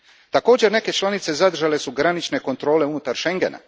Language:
Croatian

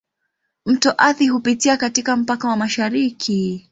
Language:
Swahili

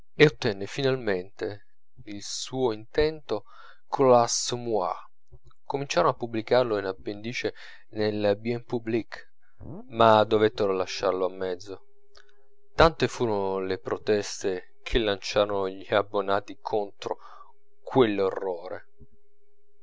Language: Italian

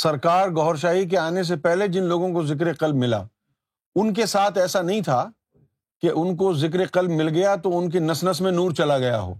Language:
Urdu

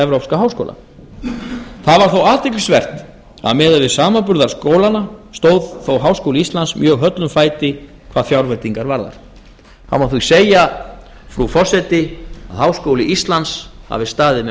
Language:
Icelandic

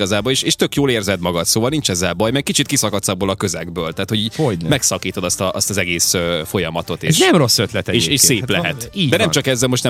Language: Hungarian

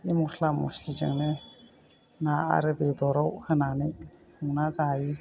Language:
Bodo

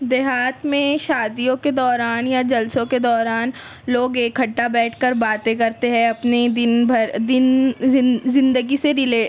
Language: Urdu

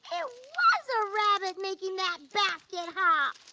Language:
English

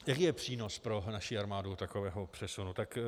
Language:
Czech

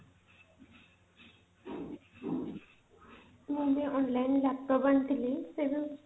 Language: Odia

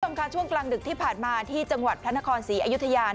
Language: Thai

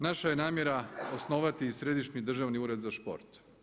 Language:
Croatian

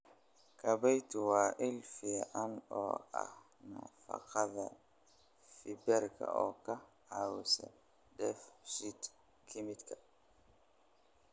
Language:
Somali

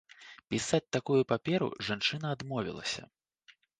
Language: Belarusian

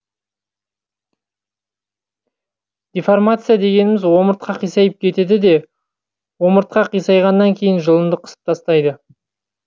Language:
Kazakh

